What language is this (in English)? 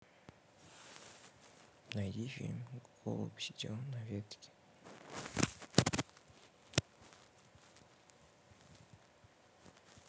Russian